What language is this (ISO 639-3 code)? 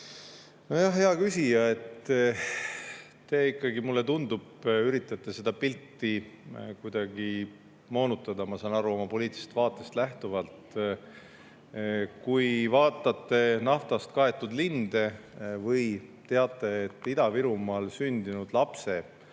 est